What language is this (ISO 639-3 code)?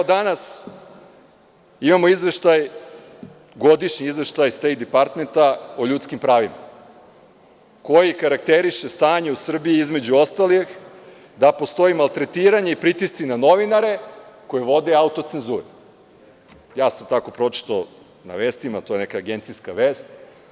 srp